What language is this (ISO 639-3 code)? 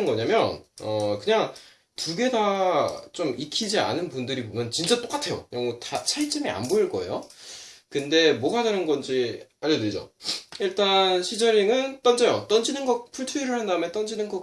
kor